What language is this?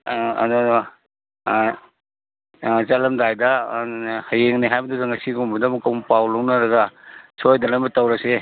Manipuri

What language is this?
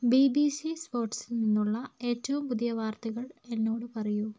Malayalam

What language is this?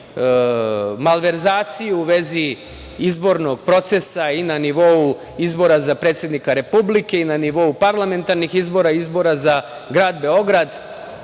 Serbian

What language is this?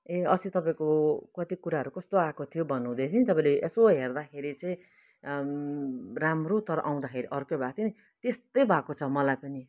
Nepali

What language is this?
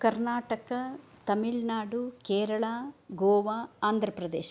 Sanskrit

